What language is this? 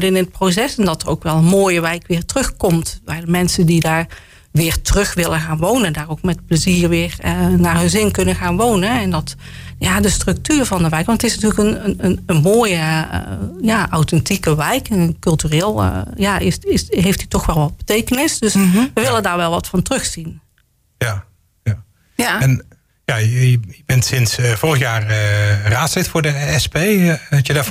Dutch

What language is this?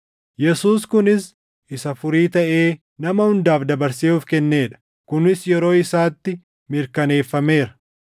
Oromo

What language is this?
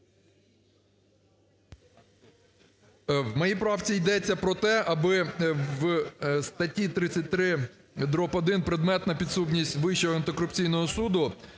Ukrainian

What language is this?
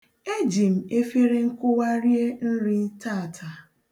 Igbo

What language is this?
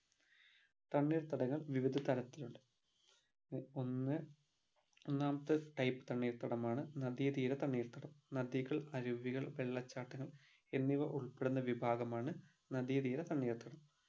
Malayalam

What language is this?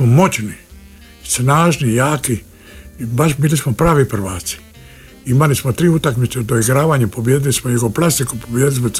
Croatian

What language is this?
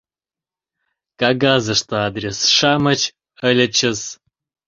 Mari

